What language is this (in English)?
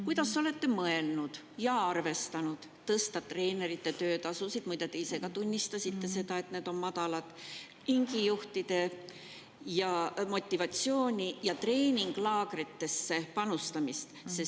Estonian